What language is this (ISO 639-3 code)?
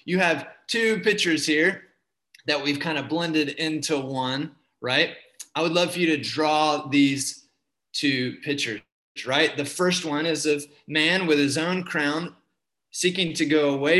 eng